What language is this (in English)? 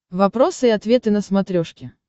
Russian